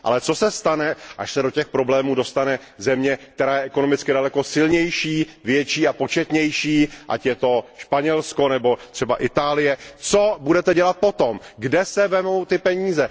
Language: Czech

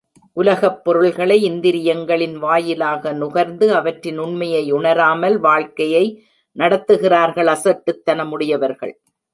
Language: Tamil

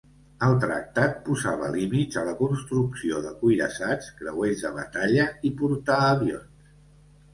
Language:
Catalan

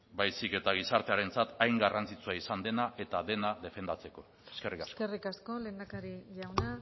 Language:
Basque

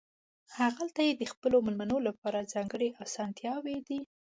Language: Pashto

